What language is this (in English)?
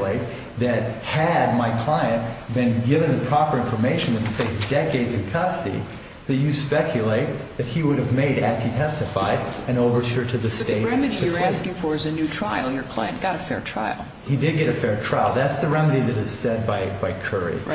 English